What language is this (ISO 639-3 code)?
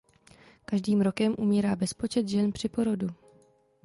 ces